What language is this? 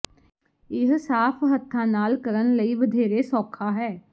Punjabi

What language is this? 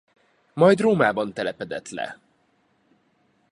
Hungarian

